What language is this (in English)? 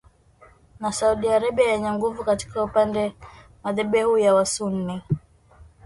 Swahili